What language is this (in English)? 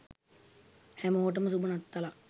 Sinhala